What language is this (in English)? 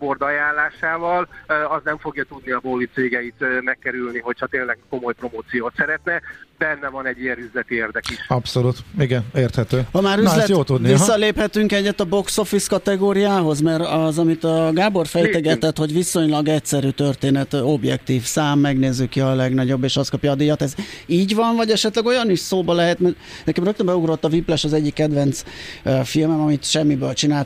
Hungarian